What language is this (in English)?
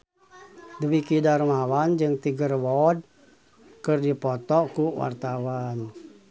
Sundanese